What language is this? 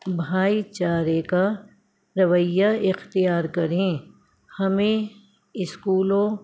Urdu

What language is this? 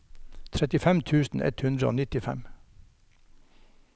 Norwegian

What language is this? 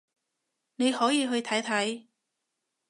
Cantonese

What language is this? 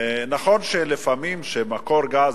Hebrew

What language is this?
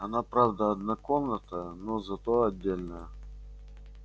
Russian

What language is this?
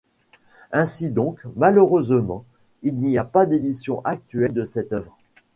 French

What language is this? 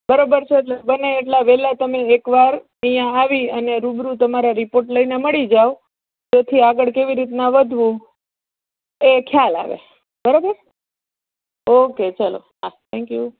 Gujarati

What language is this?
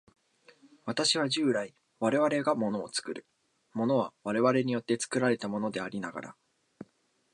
Japanese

